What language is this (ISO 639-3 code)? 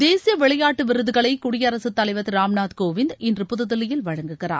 tam